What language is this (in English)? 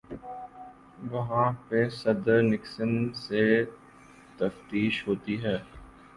Urdu